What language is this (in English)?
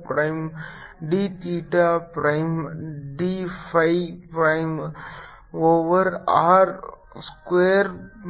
Kannada